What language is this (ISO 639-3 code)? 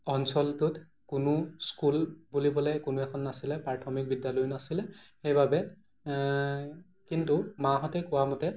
asm